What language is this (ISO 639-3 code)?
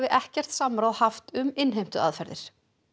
isl